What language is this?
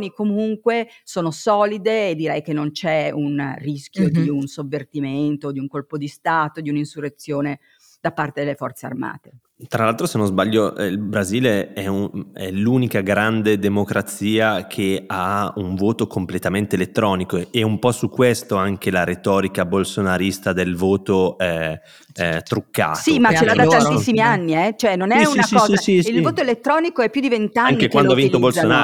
Italian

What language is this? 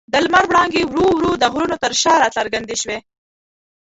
Pashto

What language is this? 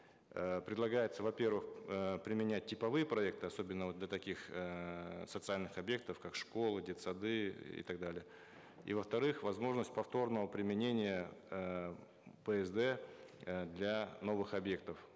Kazakh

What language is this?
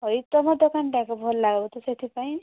Odia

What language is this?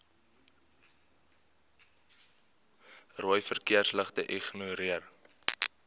Afrikaans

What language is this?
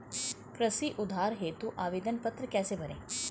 Hindi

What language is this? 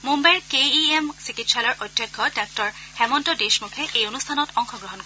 Assamese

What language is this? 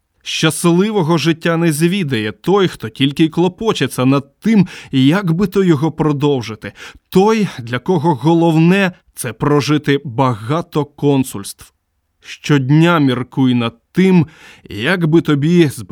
Ukrainian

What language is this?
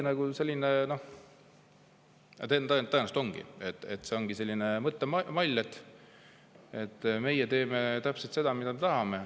Estonian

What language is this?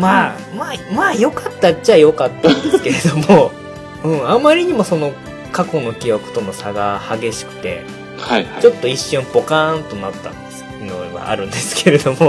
Japanese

